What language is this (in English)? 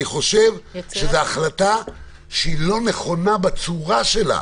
Hebrew